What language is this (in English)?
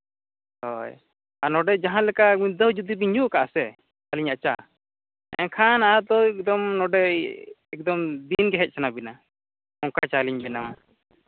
Santali